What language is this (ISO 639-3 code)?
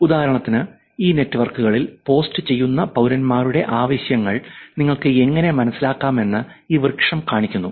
mal